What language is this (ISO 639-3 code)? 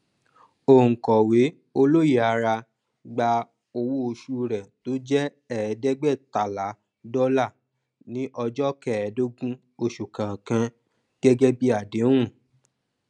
yor